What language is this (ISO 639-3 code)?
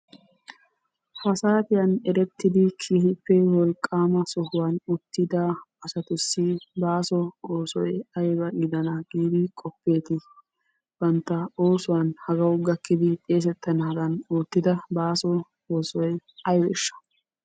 wal